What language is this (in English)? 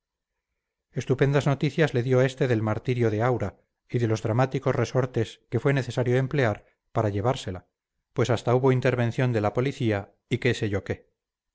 Spanish